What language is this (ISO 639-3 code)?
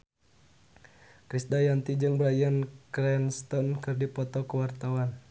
sun